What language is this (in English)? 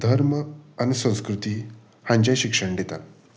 Konkani